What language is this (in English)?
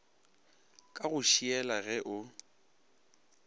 Northern Sotho